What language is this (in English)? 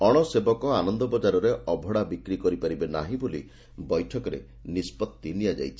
Odia